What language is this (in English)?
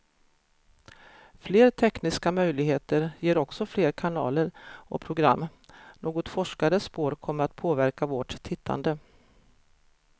Swedish